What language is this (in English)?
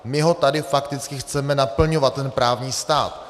Czech